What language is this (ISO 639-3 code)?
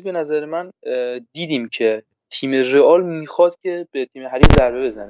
fas